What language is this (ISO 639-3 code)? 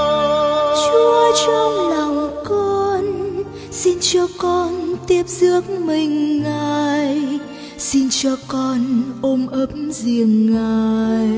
vie